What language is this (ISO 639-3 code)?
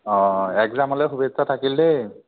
asm